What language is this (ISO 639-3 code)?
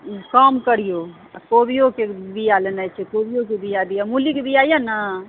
mai